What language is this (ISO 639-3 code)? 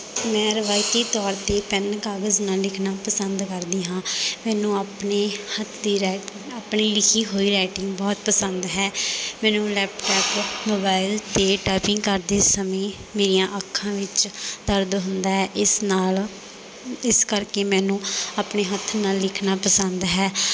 pan